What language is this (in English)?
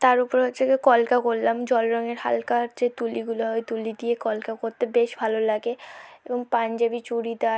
Bangla